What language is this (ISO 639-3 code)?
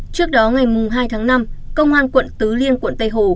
vie